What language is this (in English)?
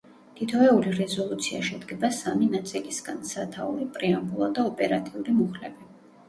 Georgian